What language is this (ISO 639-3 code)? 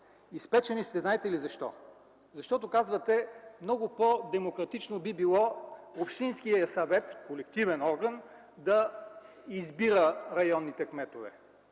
bul